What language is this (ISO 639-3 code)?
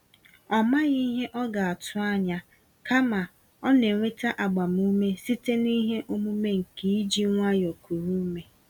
ibo